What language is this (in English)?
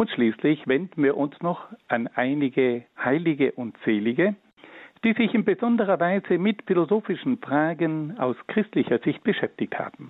German